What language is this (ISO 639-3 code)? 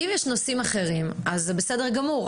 heb